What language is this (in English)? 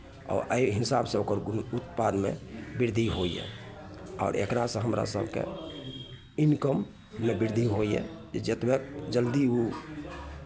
Maithili